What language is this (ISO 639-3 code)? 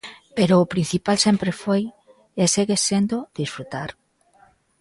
glg